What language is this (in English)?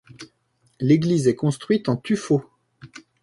French